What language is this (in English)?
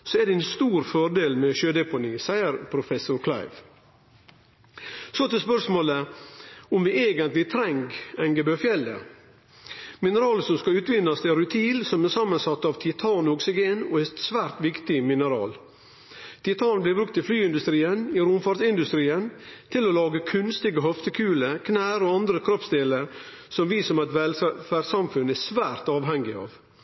Norwegian Nynorsk